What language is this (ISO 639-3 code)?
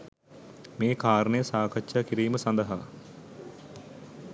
sin